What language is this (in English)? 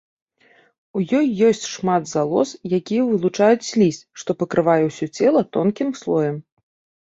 Belarusian